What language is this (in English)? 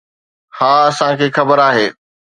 Sindhi